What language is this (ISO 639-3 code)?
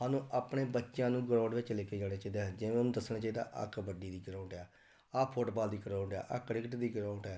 pan